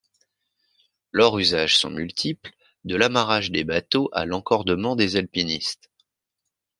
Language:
French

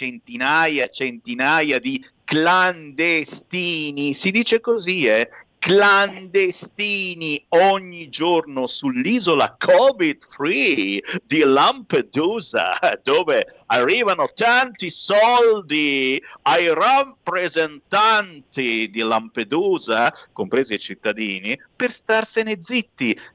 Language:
Italian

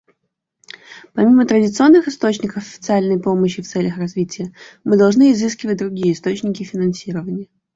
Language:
Russian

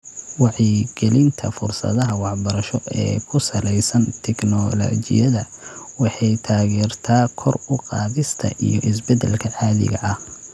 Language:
Somali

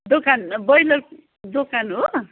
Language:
Nepali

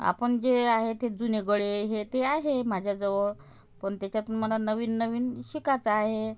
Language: Marathi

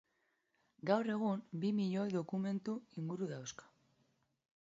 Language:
Basque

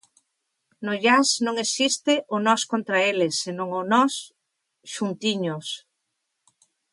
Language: Galician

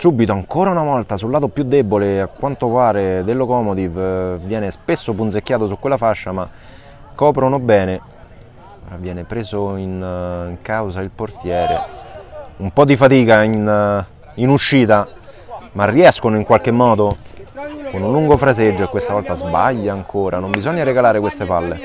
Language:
Italian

